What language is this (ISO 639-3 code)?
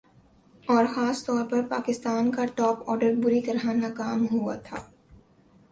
urd